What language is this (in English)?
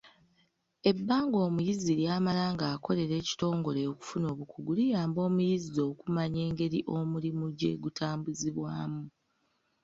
Ganda